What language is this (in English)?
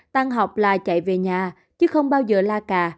Vietnamese